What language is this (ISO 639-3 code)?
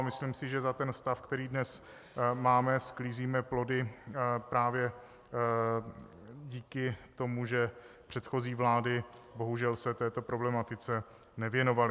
ces